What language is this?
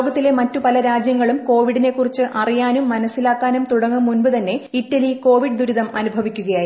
Malayalam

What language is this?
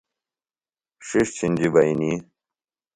Phalura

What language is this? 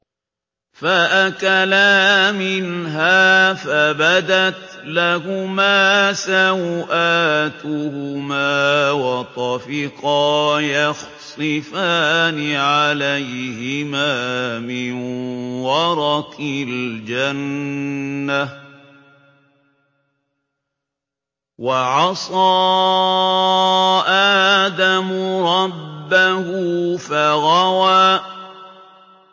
Arabic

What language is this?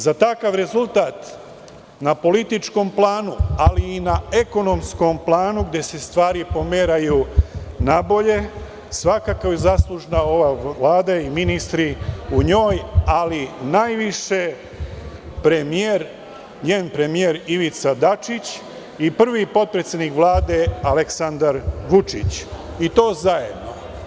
Serbian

